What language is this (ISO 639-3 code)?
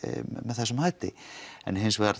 isl